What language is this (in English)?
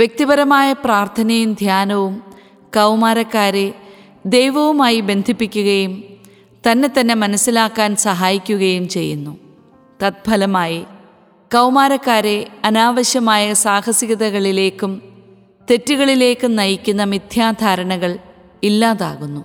Malayalam